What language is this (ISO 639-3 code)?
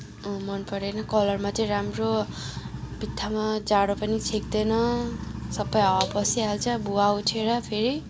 nep